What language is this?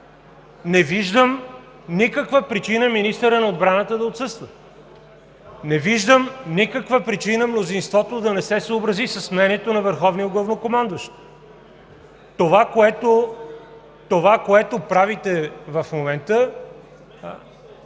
Bulgarian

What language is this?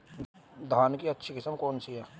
Hindi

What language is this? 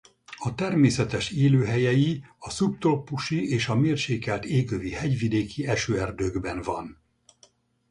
Hungarian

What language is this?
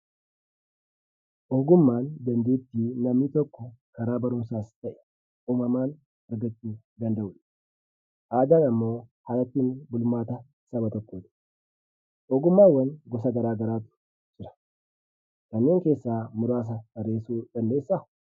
Oromo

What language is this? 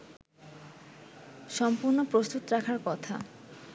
Bangla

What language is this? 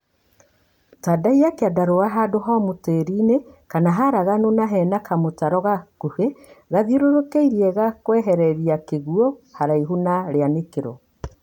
Kikuyu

